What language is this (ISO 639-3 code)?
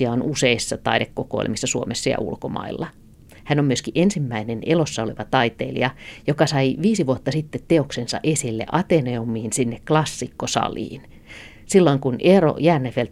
fin